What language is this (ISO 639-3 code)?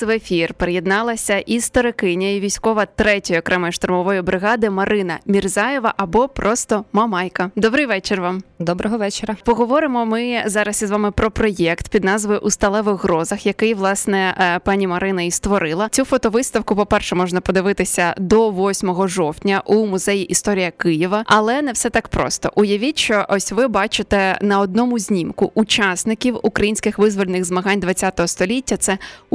ukr